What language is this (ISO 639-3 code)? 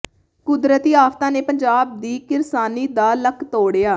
pan